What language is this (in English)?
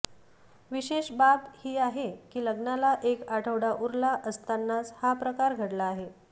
Marathi